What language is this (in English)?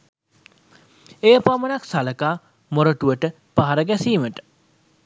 Sinhala